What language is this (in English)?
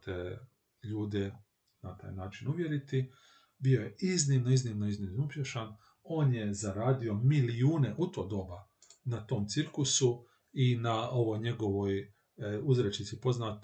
Croatian